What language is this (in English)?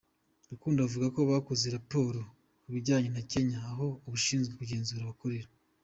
Kinyarwanda